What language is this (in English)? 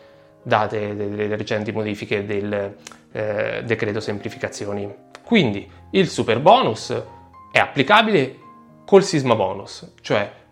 Italian